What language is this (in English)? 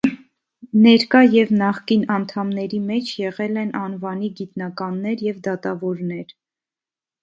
Armenian